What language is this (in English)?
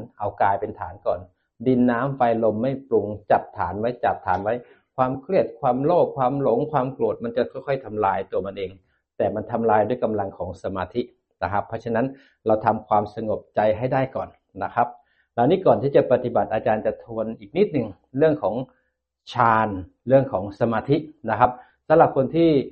Thai